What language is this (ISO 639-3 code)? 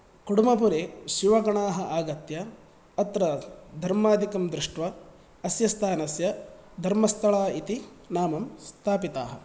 san